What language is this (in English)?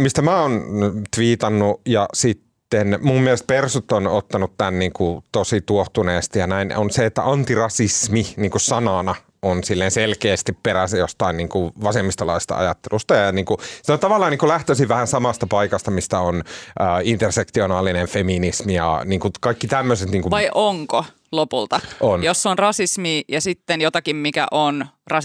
Finnish